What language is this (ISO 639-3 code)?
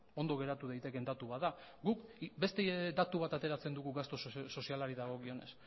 eus